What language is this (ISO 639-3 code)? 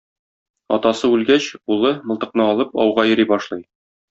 tat